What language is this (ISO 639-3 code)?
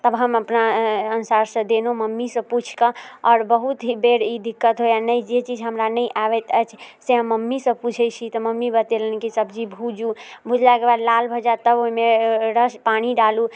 mai